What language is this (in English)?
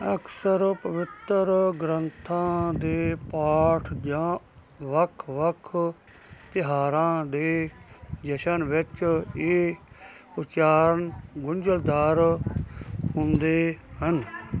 Punjabi